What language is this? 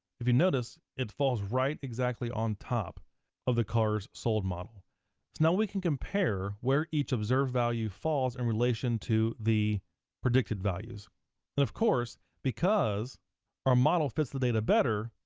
English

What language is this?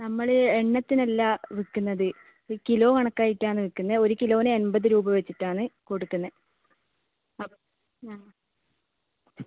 Malayalam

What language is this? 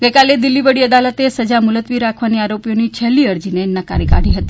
Gujarati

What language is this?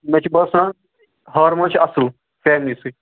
Kashmiri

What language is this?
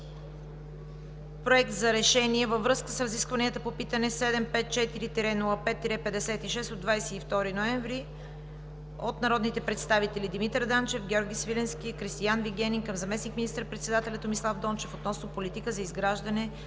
Bulgarian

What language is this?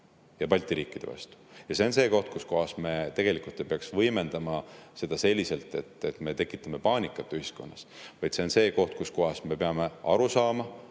Estonian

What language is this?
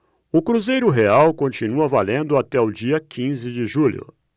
Portuguese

